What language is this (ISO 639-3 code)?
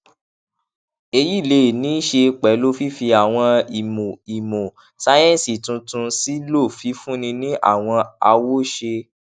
yor